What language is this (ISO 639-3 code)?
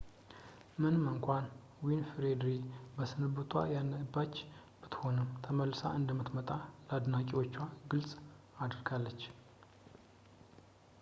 amh